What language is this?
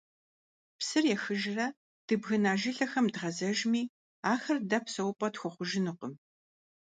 Kabardian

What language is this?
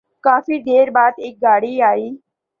Urdu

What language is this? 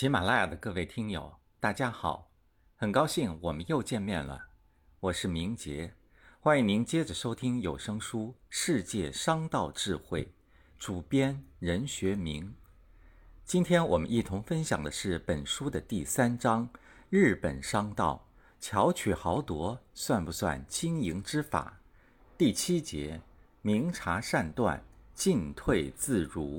Chinese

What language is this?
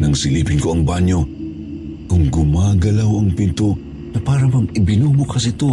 Filipino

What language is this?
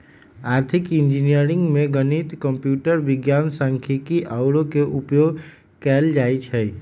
Magahi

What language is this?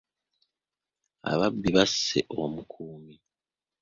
Ganda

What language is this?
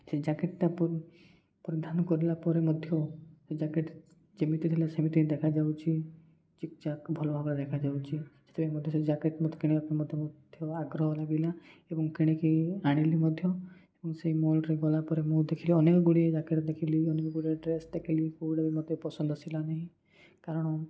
Odia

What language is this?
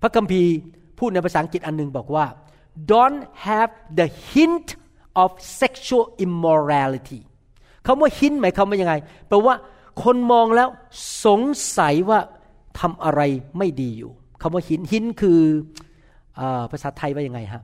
Thai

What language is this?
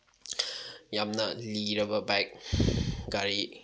Manipuri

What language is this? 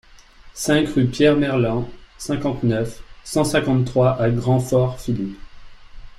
French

